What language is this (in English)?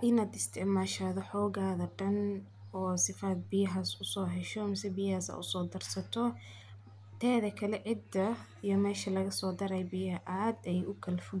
Somali